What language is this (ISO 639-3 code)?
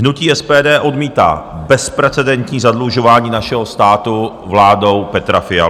ces